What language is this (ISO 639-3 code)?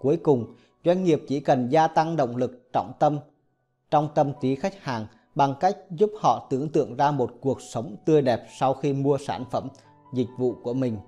vie